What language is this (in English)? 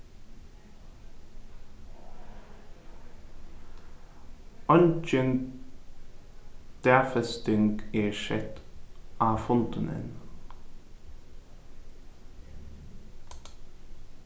Faroese